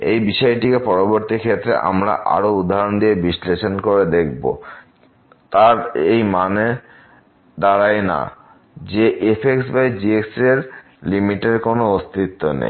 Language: Bangla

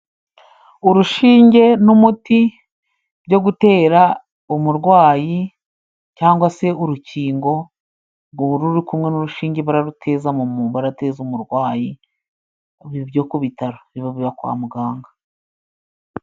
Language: Kinyarwanda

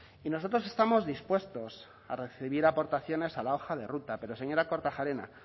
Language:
Spanish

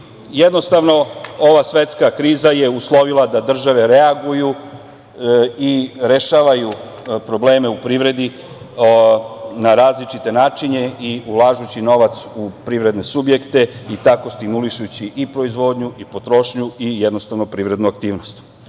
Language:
Serbian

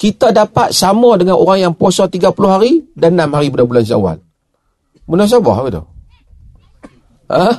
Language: Malay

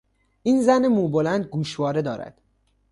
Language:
Persian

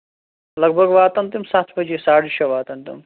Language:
Kashmiri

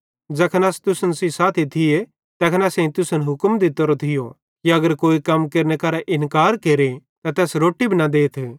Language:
Bhadrawahi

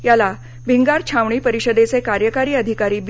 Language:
Marathi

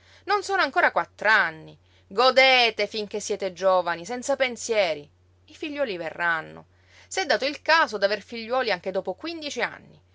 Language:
Italian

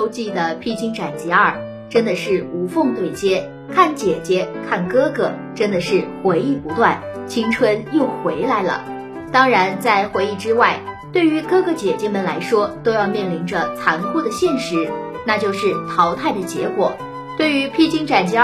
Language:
Chinese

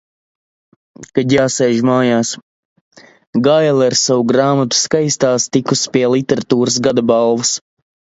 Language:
Latvian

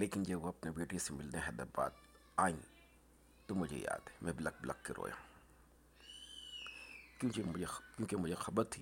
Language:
Urdu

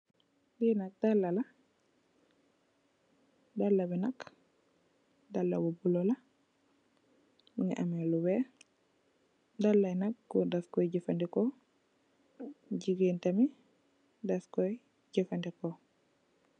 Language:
Wolof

